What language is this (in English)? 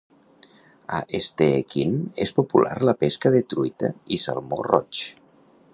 Catalan